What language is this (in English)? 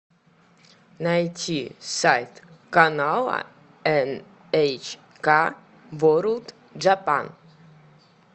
Russian